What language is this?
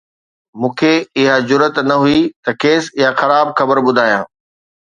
Sindhi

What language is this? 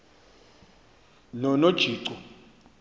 Xhosa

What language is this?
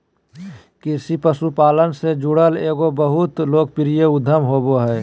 Magahi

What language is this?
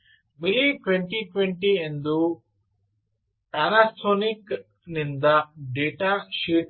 Kannada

